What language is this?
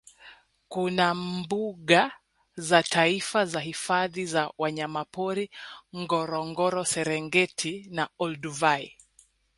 Swahili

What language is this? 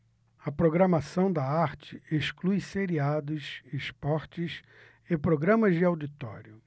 Portuguese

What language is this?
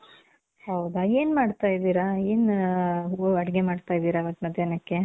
Kannada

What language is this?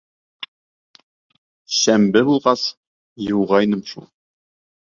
Bashkir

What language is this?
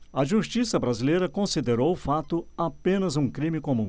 Portuguese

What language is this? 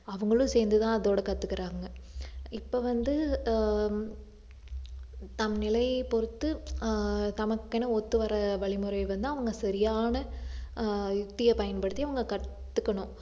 Tamil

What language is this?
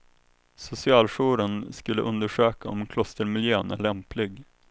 Swedish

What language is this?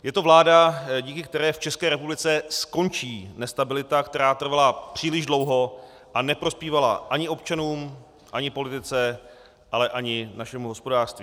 Czech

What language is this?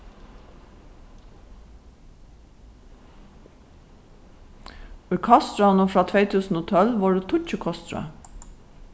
Faroese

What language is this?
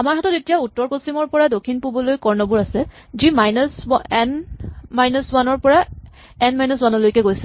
Assamese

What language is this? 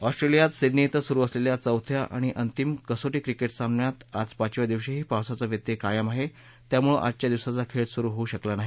Marathi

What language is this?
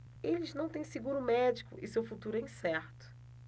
Portuguese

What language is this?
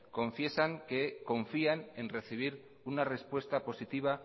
Spanish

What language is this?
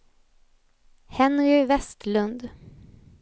Swedish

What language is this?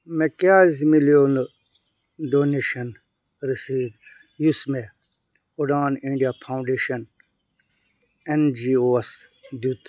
Kashmiri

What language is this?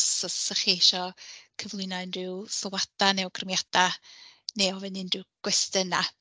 Welsh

